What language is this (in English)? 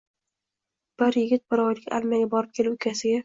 Uzbek